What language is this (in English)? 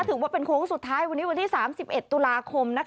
Thai